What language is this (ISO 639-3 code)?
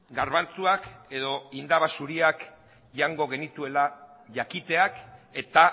eus